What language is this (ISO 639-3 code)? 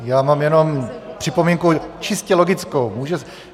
ces